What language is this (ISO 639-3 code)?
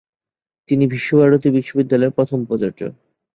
ben